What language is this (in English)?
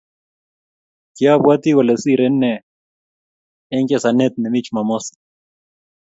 Kalenjin